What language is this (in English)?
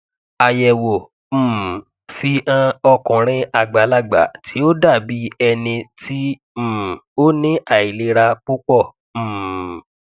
Yoruba